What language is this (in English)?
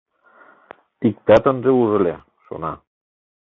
Mari